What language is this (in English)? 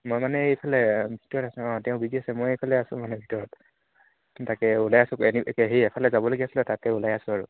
Assamese